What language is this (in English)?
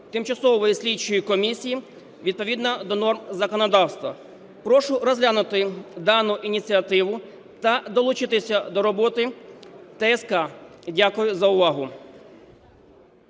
Ukrainian